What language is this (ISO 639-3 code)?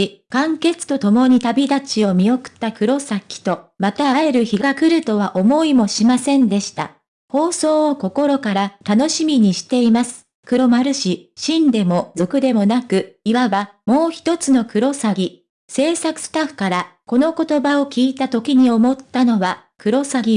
jpn